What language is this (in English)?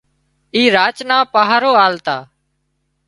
Wadiyara Koli